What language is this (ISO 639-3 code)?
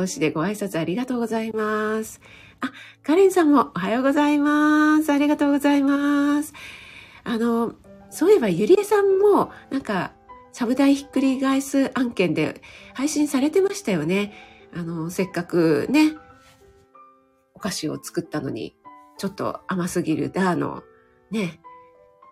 jpn